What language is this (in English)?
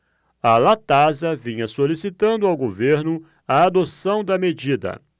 Portuguese